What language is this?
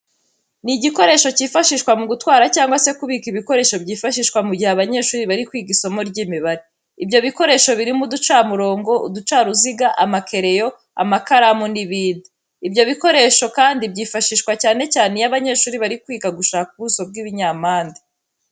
Kinyarwanda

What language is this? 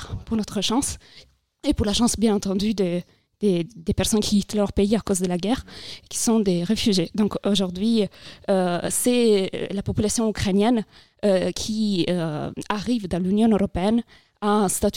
French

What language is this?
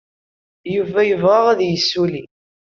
Kabyle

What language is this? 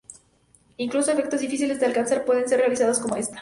Spanish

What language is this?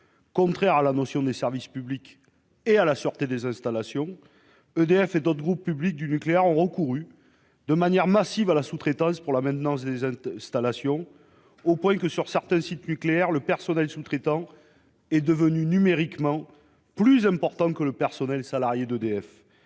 French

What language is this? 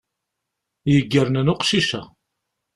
Kabyle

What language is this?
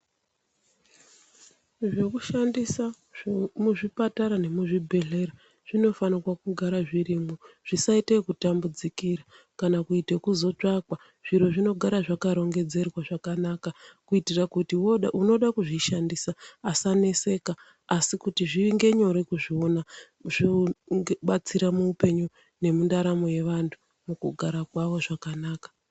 Ndau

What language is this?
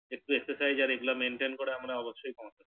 Bangla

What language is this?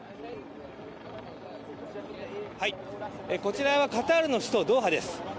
Japanese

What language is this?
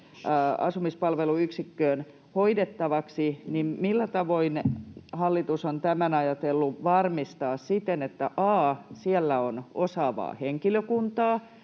Finnish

